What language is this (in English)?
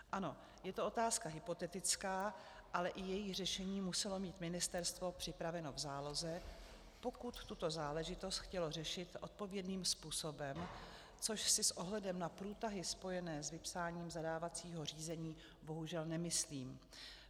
Czech